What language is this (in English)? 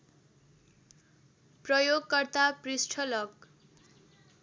Nepali